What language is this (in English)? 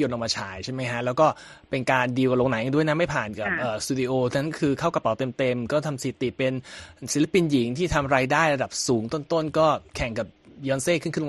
Thai